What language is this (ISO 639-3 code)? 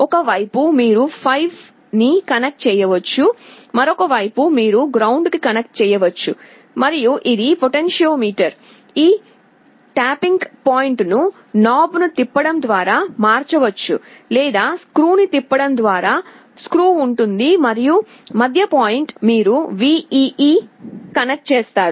tel